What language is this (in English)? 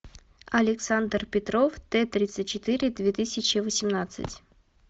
Russian